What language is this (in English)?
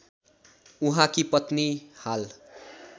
Nepali